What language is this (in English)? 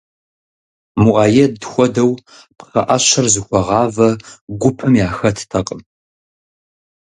Kabardian